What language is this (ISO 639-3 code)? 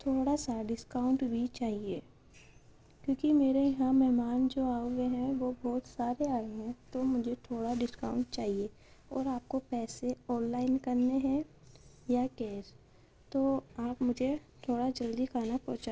urd